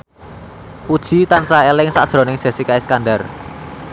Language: Javanese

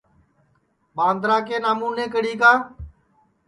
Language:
Sansi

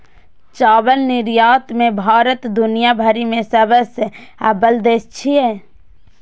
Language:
Maithili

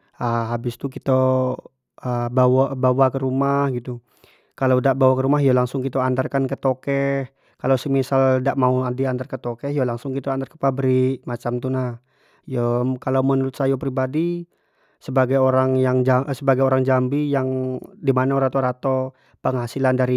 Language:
Jambi Malay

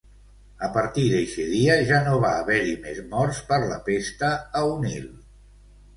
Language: Catalan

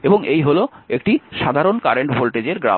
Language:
Bangla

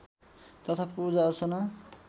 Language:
Nepali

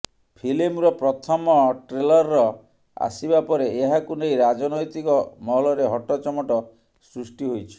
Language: Odia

